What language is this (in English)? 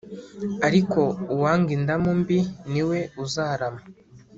Kinyarwanda